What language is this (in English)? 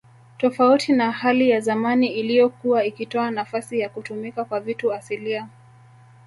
Swahili